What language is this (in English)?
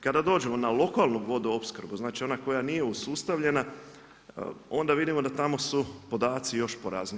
Croatian